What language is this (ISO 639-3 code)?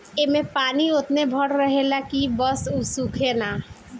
bho